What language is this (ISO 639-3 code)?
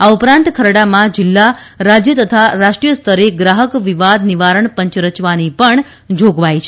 guj